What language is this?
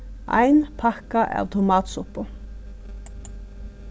Faroese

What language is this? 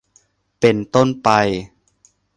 Thai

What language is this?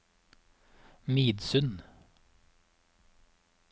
Norwegian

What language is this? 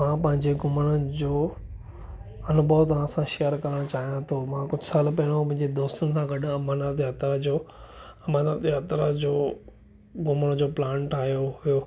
Sindhi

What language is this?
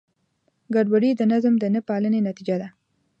Pashto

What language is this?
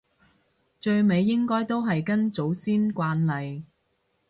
Cantonese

